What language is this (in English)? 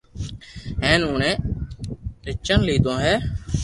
Loarki